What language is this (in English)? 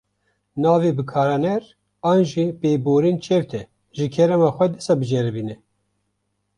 Kurdish